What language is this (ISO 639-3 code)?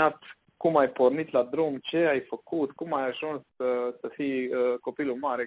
ron